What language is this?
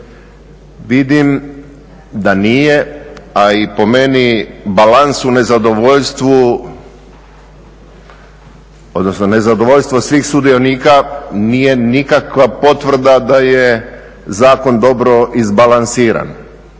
Croatian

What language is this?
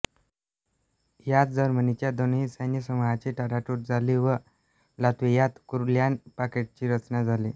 Marathi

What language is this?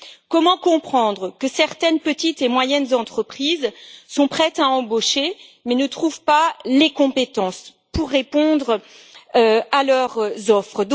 French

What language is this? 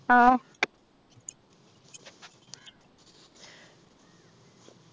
Malayalam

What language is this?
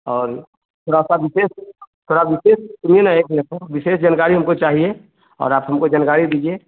Hindi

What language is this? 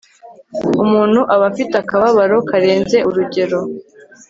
Kinyarwanda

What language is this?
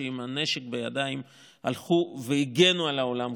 Hebrew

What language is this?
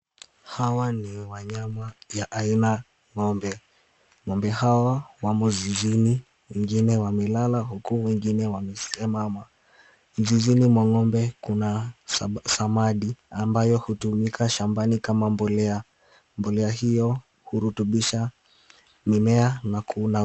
Swahili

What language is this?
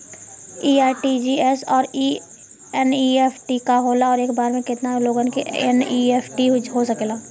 Bhojpuri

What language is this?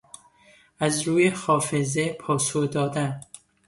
Persian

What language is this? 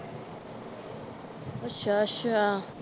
Punjabi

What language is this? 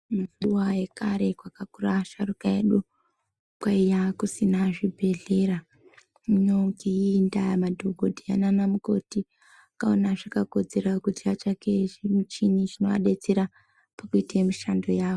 Ndau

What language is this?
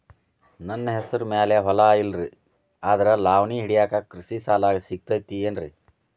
Kannada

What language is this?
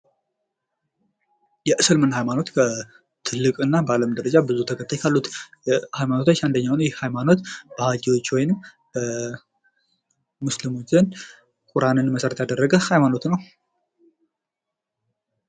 Amharic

